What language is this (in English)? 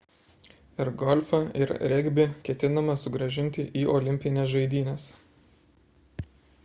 Lithuanian